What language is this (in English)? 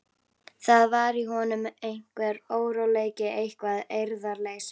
Icelandic